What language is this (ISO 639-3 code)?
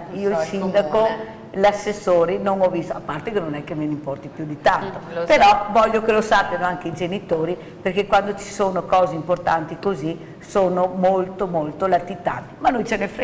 ita